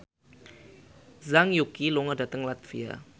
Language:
Javanese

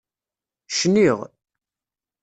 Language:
Kabyle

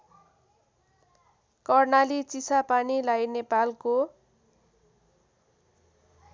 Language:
Nepali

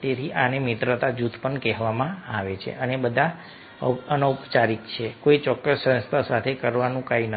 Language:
Gujarati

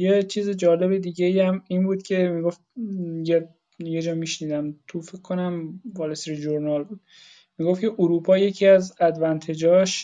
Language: Persian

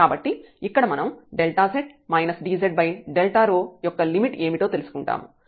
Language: Telugu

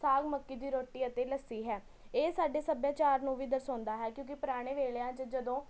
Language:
Punjabi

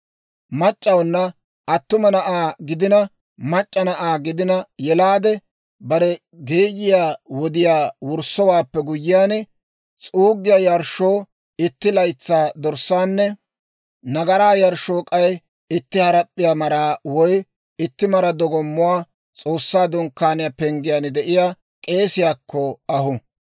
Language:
Dawro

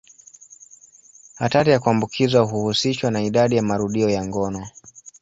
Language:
Swahili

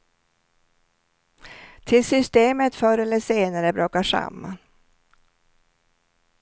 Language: Swedish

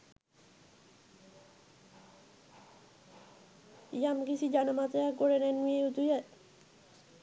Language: Sinhala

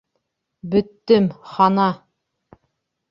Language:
Bashkir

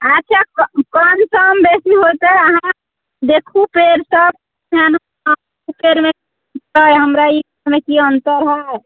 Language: Maithili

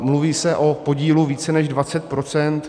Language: Czech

